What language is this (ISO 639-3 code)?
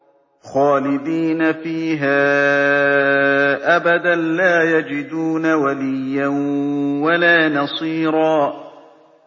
ara